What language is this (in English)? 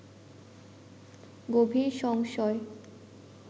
Bangla